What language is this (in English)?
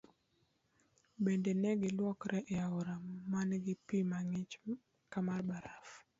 Luo (Kenya and Tanzania)